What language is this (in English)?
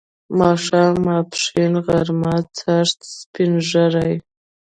Pashto